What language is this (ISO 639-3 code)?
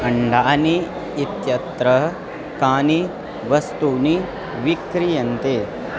san